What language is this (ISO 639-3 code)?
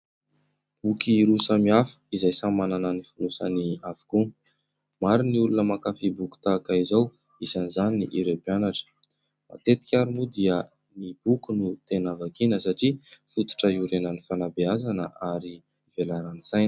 mlg